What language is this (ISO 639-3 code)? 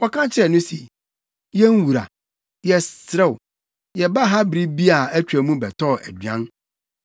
aka